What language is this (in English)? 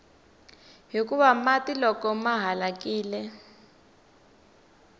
Tsonga